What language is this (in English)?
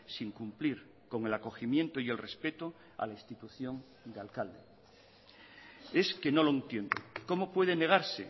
Spanish